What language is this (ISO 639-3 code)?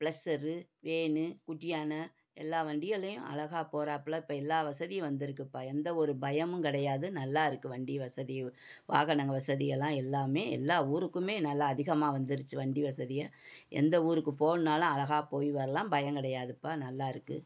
tam